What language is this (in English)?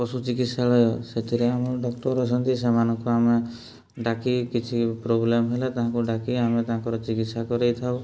Odia